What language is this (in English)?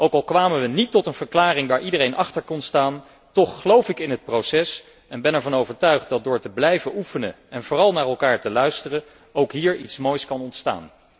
Dutch